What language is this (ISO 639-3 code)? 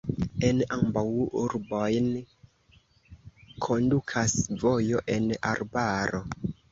epo